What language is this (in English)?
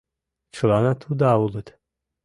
Mari